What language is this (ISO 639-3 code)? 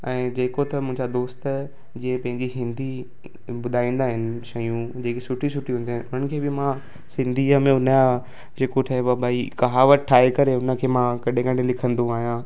snd